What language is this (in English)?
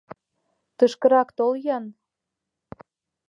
Mari